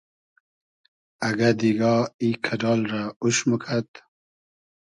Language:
Hazaragi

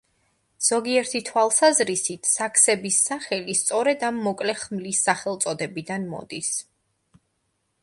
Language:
Georgian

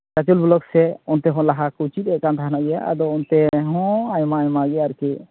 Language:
Santali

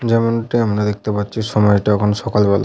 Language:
Bangla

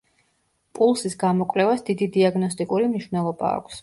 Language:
Georgian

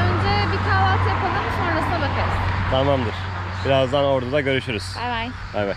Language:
Turkish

